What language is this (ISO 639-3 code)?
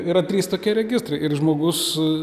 lit